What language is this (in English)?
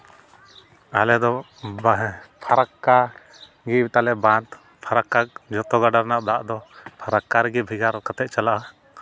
Santali